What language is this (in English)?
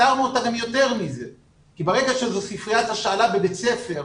Hebrew